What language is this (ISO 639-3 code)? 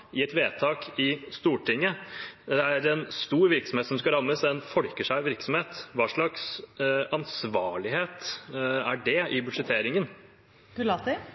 nob